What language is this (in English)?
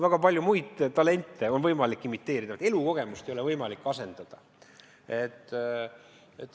Estonian